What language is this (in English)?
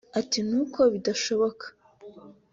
Kinyarwanda